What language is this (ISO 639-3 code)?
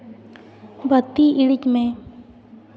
sat